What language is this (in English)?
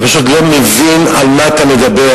Hebrew